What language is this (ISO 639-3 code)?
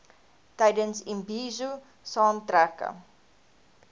afr